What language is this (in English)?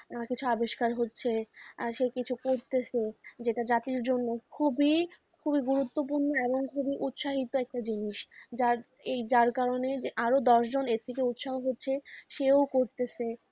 Bangla